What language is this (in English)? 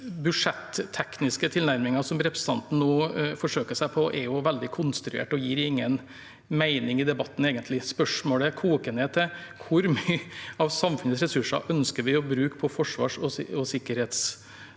Norwegian